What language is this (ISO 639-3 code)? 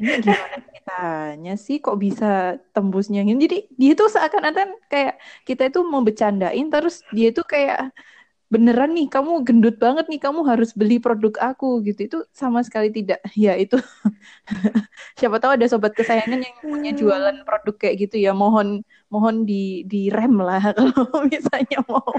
ind